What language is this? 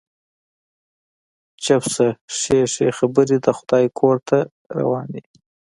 Pashto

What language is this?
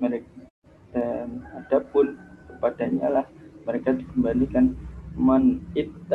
Indonesian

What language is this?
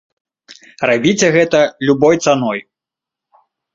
Belarusian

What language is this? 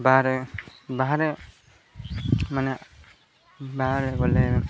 Odia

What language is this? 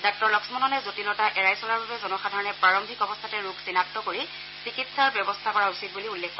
Assamese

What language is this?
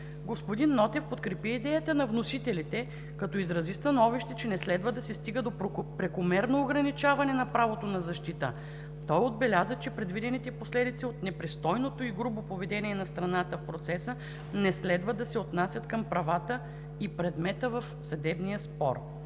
Bulgarian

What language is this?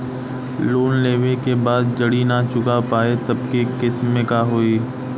Bhojpuri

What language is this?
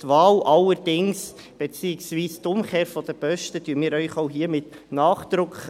Swiss German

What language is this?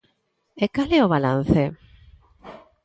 Galician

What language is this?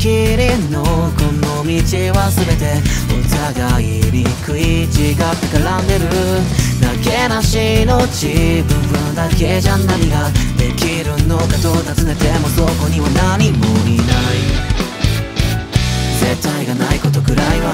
Japanese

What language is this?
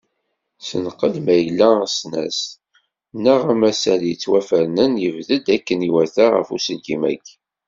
Kabyle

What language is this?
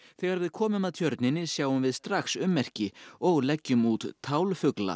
Icelandic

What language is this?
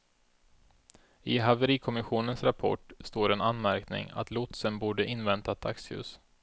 Swedish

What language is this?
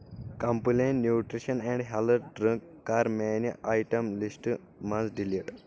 Kashmiri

